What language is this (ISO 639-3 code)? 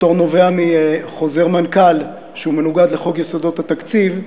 heb